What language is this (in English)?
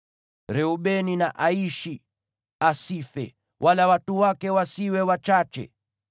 Swahili